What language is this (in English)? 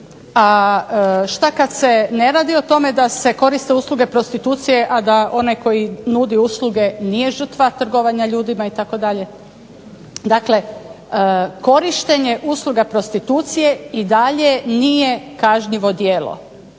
Croatian